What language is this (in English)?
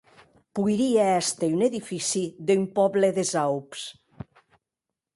Occitan